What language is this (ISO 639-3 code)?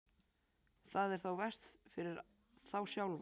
isl